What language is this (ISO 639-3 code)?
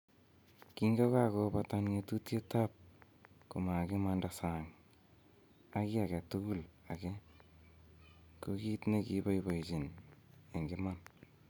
kln